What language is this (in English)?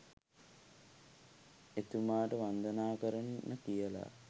Sinhala